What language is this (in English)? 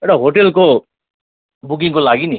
Nepali